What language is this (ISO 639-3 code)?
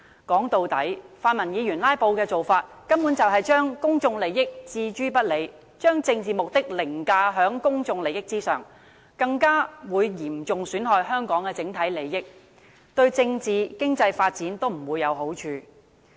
yue